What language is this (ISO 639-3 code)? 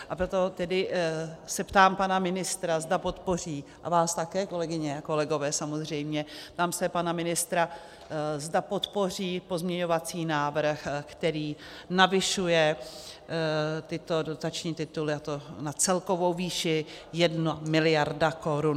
ces